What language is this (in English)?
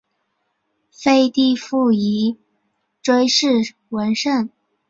Chinese